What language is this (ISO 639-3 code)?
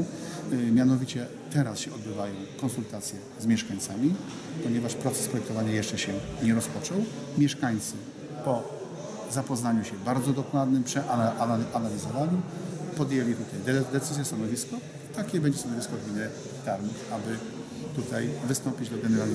pol